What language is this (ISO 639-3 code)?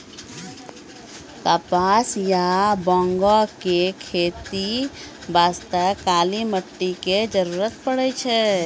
mai